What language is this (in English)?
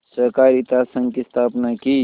Hindi